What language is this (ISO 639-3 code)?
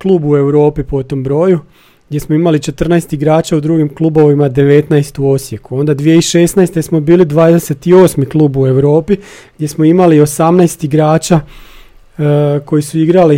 hrv